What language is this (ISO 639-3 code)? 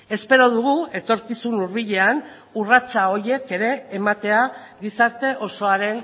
eus